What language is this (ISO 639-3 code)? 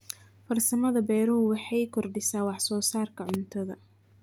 som